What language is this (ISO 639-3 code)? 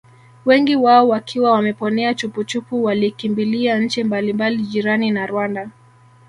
swa